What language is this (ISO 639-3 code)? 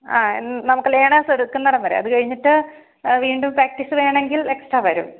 mal